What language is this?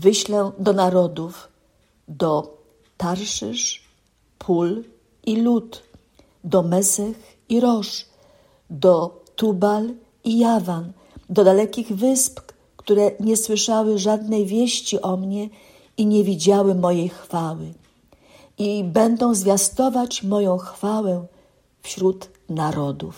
Polish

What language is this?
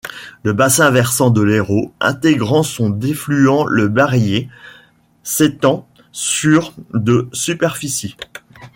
French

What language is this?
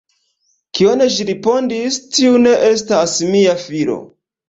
Esperanto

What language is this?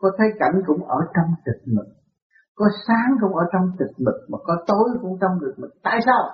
Vietnamese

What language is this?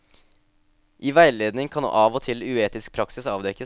Norwegian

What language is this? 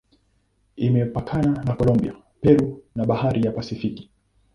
Swahili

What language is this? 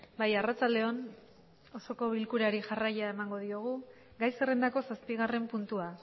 Basque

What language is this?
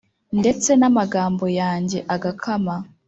Kinyarwanda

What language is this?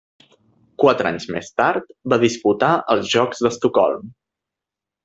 Catalan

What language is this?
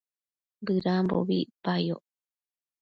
Matsés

